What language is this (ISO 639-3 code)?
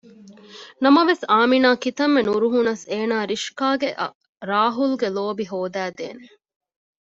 div